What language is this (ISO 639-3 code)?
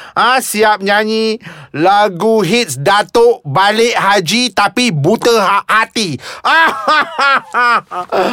msa